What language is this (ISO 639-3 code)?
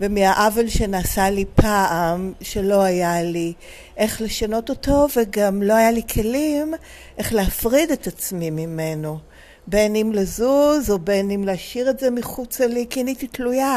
heb